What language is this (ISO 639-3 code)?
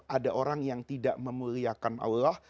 ind